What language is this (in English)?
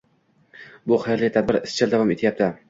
Uzbek